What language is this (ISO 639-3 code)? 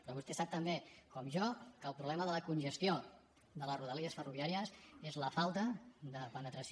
cat